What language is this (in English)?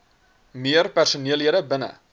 Afrikaans